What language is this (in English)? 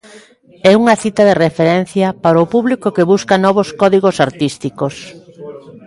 Galician